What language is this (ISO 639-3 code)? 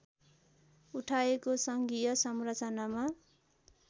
nep